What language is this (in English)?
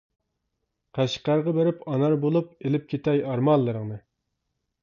Uyghur